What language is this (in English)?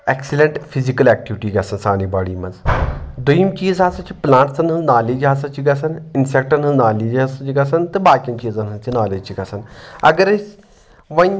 Kashmiri